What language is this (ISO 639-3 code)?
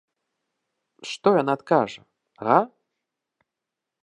bel